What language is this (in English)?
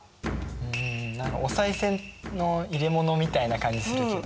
Japanese